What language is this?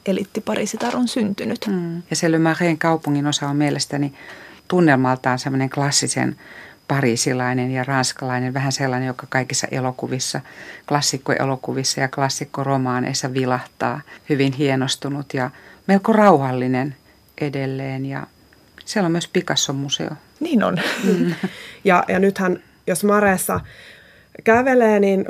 Finnish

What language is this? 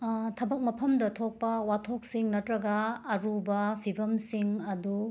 Manipuri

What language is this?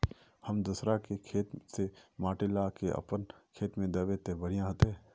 Magahi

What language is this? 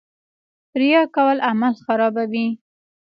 Pashto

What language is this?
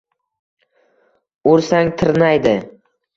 Uzbek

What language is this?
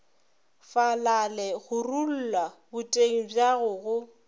Northern Sotho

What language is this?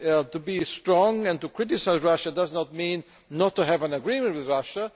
English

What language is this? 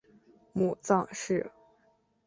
Chinese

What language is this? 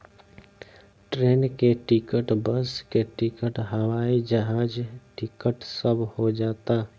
Bhojpuri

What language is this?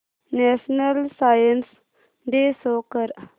Marathi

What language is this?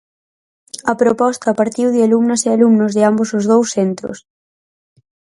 Galician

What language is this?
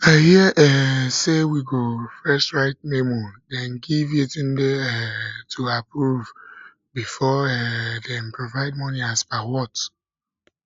Nigerian Pidgin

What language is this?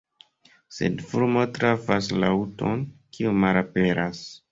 Esperanto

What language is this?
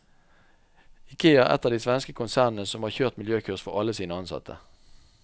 Norwegian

